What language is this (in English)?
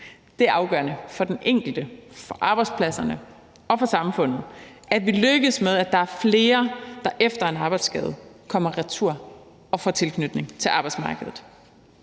Danish